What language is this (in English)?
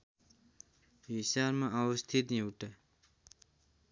Nepali